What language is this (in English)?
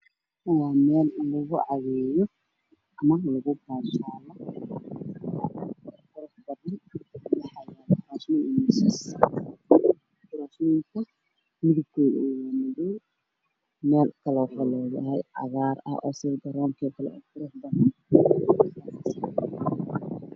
Somali